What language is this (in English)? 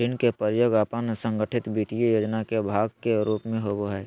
Magahi